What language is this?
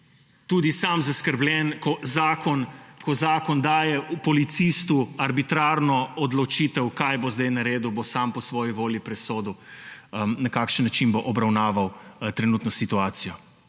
Slovenian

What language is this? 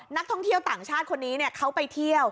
Thai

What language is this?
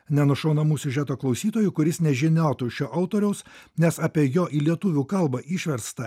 Lithuanian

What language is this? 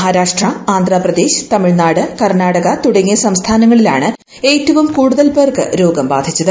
Malayalam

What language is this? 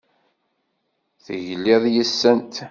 Kabyle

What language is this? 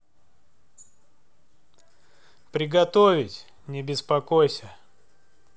Russian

